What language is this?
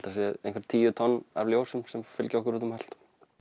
Icelandic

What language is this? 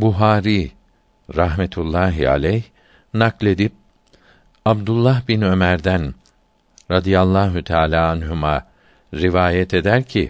Turkish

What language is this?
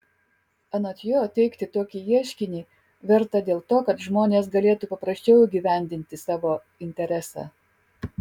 Lithuanian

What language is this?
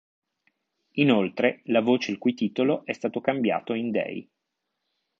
Italian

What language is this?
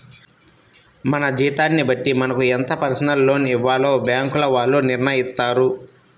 Telugu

